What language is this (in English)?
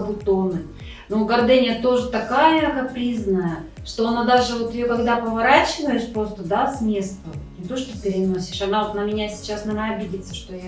Russian